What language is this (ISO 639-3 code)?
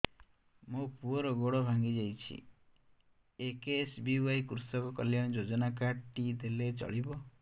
ori